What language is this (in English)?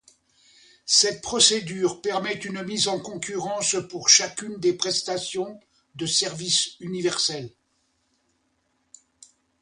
French